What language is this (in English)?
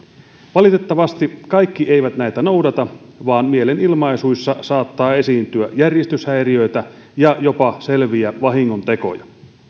Finnish